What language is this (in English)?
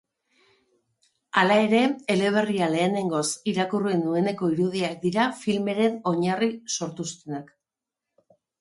Basque